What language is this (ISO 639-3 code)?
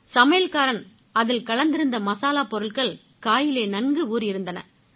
tam